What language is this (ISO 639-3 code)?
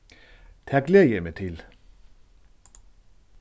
fao